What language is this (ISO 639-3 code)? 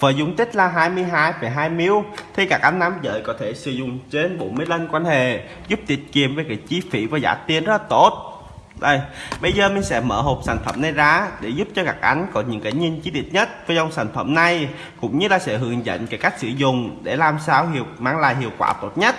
vie